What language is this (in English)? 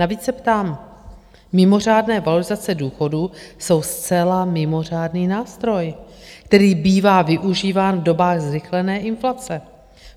Czech